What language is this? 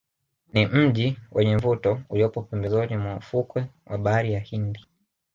Swahili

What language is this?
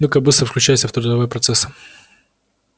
Russian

